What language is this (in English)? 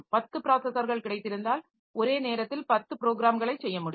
Tamil